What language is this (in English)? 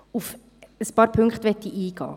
Swiss German